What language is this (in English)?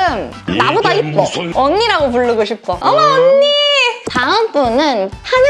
Korean